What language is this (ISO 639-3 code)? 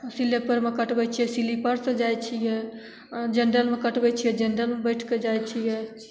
mai